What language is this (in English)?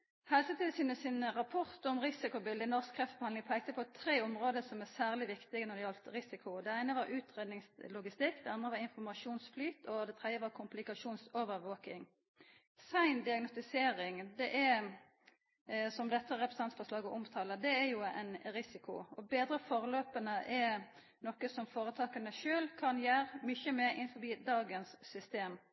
Norwegian Nynorsk